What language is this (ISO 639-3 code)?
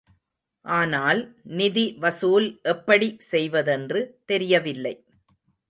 tam